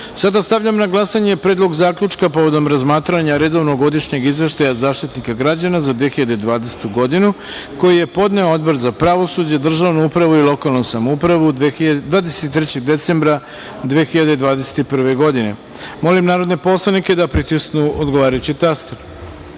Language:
Serbian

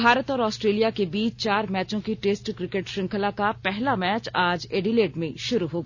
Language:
Hindi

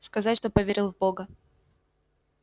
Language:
Russian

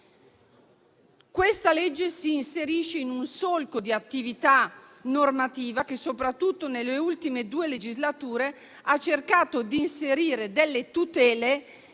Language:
Italian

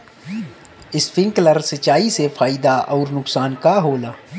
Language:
Bhojpuri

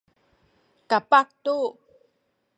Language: Sakizaya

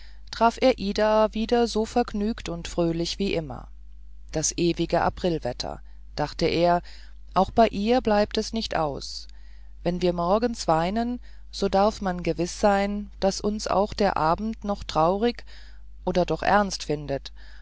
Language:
German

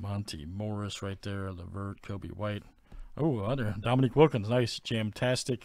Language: English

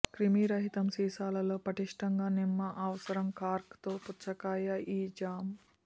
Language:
Telugu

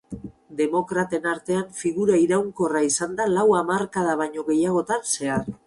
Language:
Basque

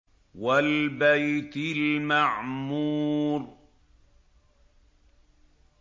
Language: Arabic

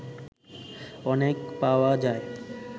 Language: Bangla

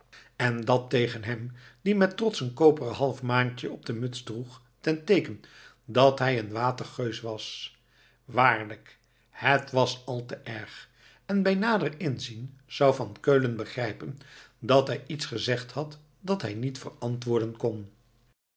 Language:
Dutch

